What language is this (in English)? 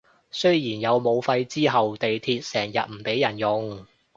Cantonese